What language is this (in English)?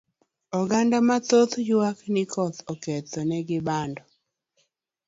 Luo (Kenya and Tanzania)